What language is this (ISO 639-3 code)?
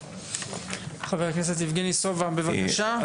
heb